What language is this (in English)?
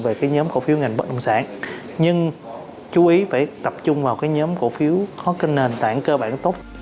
Vietnamese